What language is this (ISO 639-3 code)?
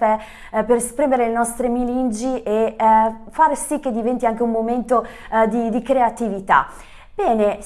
ita